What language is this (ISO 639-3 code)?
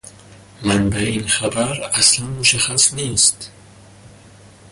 fas